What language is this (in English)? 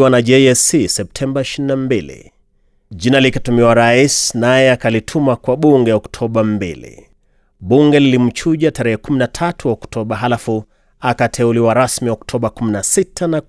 Swahili